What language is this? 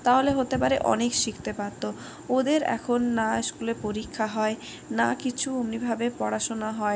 Bangla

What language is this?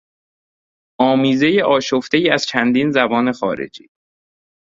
Persian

